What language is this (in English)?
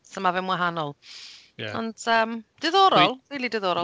Welsh